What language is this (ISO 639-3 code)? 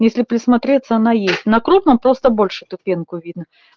rus